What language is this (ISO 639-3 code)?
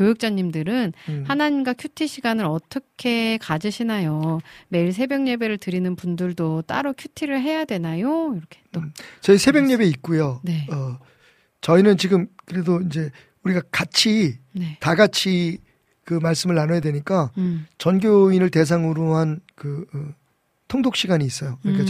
kor